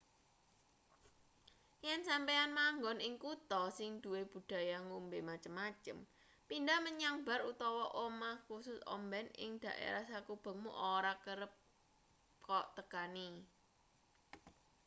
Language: Javanese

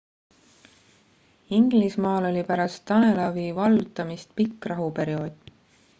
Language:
Estonian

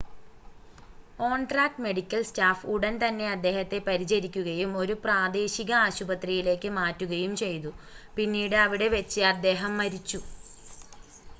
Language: Malayalam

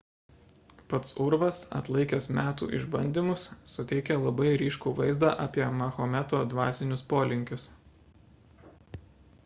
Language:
Lithuanian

